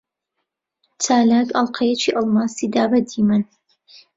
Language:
Central Kurdish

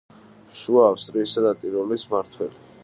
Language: Georgian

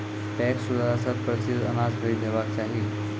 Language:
Maithili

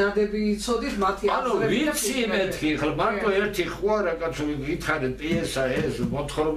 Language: Turkish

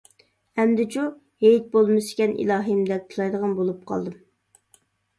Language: Uyghur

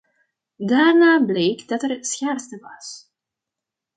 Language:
Dutch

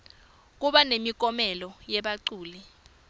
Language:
Swati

